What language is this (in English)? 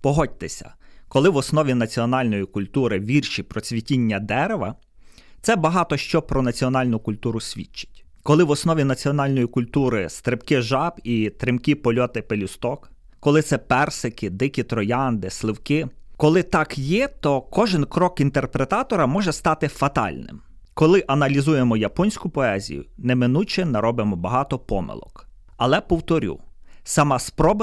Ukrainian